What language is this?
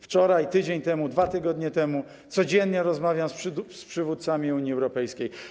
Polish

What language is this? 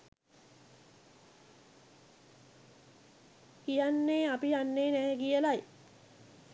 Sinhala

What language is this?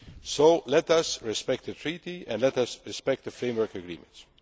English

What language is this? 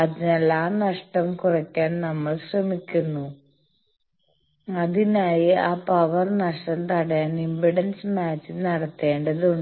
Malayalam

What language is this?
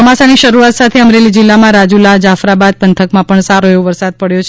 Gujarati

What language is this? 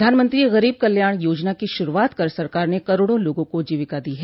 Hindi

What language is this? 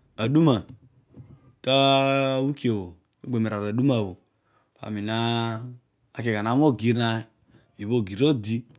Odual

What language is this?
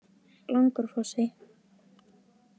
Icelandic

